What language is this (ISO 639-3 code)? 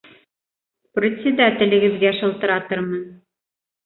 bak